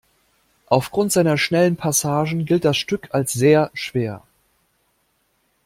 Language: German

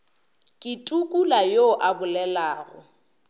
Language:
Northern Sotho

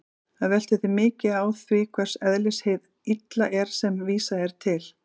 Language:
Icelandic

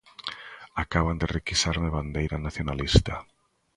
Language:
Galician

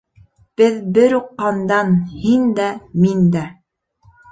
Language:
Bashkir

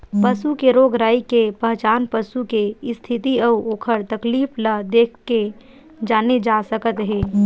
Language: Chhattisgarhi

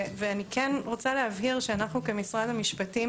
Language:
Hebrew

